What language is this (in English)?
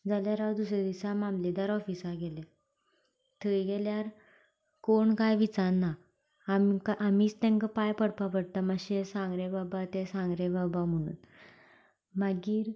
Konkani